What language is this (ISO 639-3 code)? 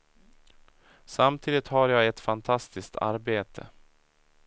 swe